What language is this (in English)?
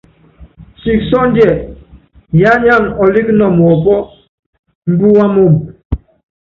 Yangben